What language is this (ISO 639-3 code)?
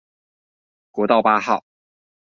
zho